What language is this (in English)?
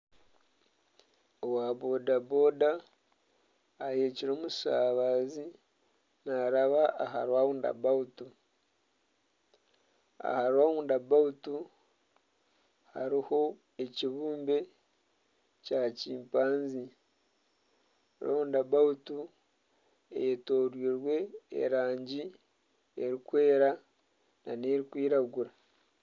Nyankole